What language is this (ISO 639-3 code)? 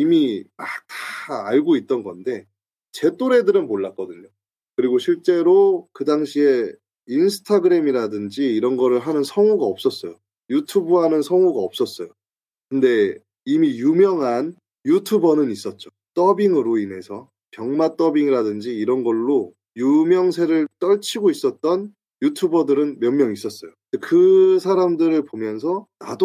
kor